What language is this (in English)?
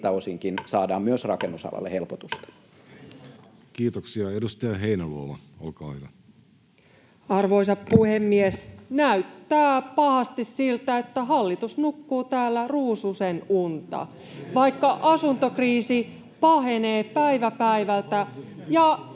Finnish